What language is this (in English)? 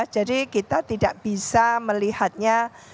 Indonesian